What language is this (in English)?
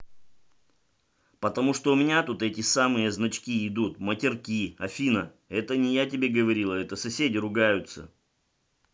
Russian